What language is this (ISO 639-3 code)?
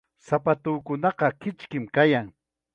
qxa